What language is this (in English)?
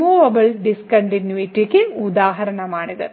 Malayalam